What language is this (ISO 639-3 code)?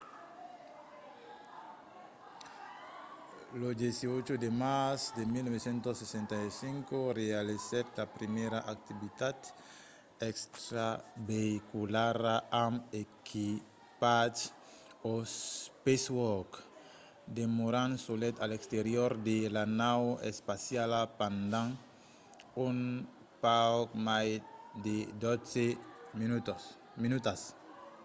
oci